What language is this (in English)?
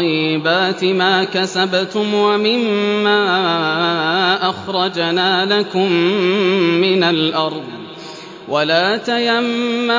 Arabic